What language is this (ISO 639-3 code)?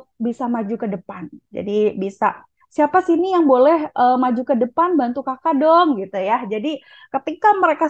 ind